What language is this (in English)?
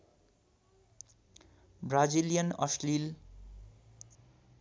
Nepali